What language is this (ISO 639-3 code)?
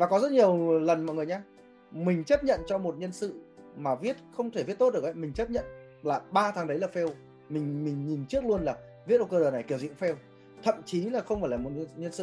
vie